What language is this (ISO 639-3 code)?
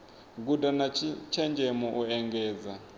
ven